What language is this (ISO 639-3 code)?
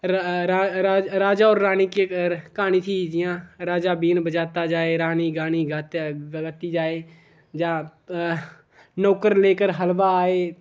doi